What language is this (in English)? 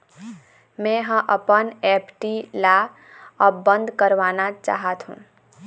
Chhattisgarhi